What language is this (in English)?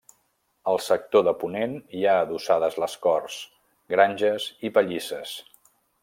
Catalan